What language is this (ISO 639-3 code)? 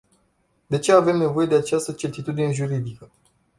ron